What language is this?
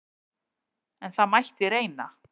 Icelandic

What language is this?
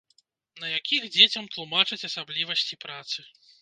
Belarusian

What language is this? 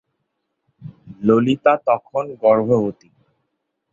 Bangla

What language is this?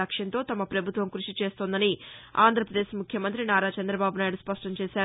Telugu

